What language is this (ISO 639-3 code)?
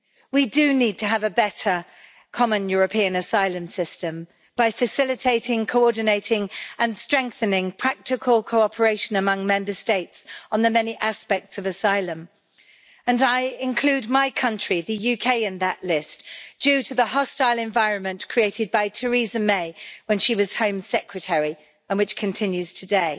eng